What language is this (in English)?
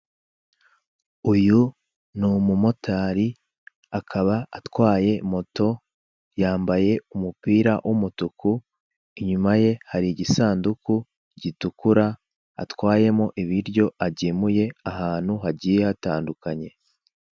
Kinyarwanda